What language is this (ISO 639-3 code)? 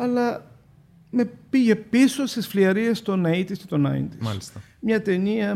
ell